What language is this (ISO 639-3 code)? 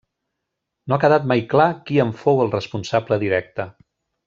cat